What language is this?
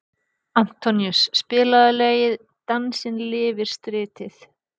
Icelandic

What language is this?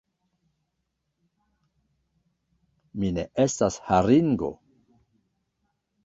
Esperanto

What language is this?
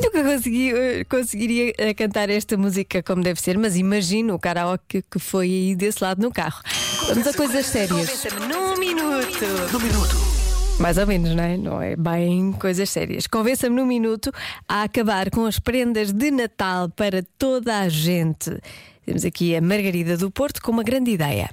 Portuguese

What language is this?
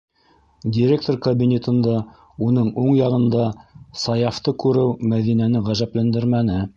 Bashkir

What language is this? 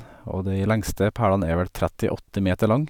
Norwegian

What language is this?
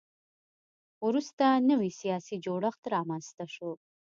Pashto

